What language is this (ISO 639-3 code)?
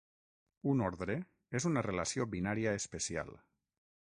cat